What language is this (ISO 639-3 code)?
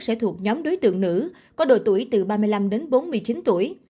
vie